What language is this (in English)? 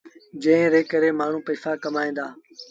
Sindhi Bhil